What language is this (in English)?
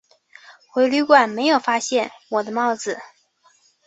Chinese